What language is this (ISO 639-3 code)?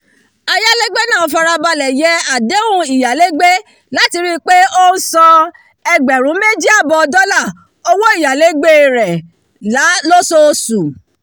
yor